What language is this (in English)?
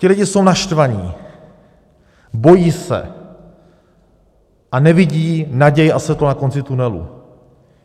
Czech